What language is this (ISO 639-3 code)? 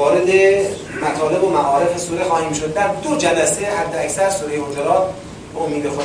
fas